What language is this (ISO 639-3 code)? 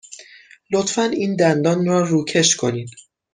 fas